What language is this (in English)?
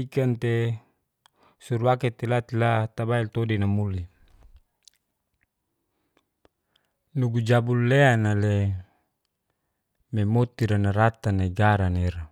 Geser-Gorom